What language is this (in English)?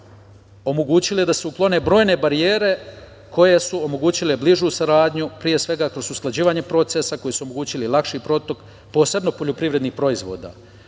Serbian